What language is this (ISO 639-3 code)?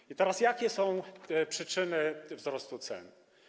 pol